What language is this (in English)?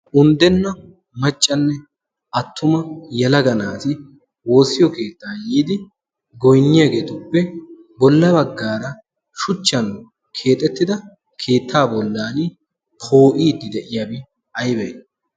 Wolaytta